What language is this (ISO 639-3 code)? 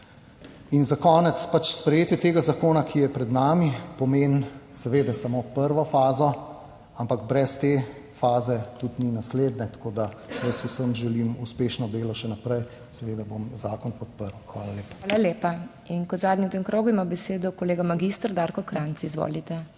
slv